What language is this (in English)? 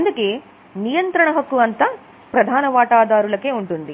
Telugu